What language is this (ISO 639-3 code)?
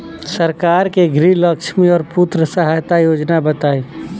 bho